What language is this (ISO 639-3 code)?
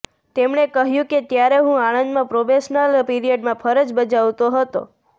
guj